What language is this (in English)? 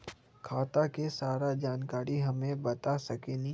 Magahi